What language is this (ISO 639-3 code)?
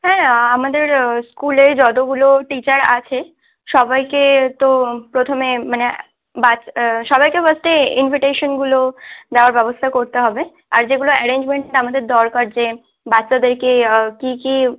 ben